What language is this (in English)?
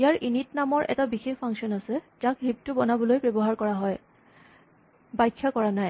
Assamese